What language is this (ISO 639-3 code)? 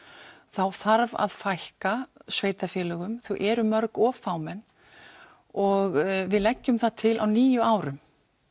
isl